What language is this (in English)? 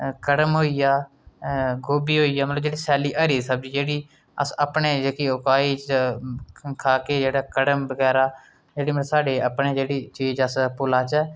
Dogri